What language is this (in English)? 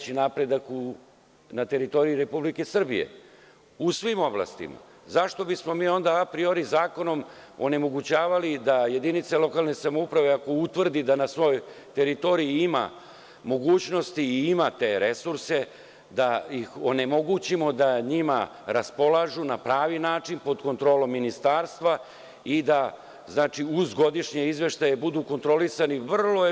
Serbian